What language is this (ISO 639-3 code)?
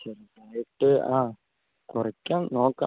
mal